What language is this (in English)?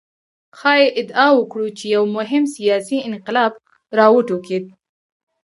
Pashto